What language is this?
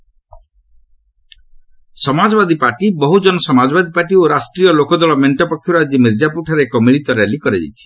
Odia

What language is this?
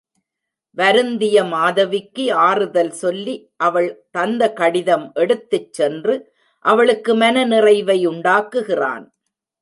Tamil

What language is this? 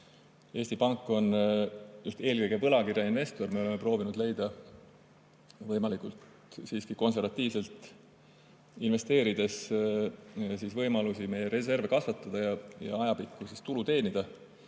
Estonian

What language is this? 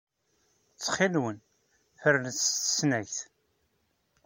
Kabyle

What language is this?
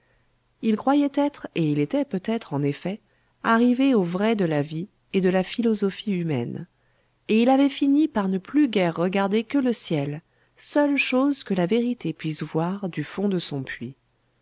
French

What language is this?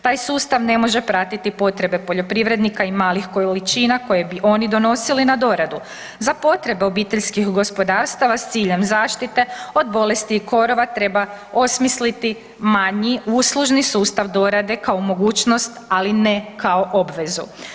Croatian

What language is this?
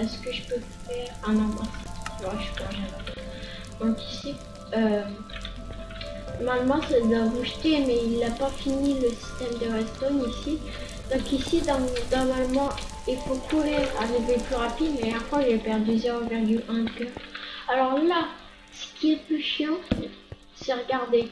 French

